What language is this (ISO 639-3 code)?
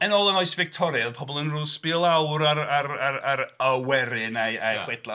cym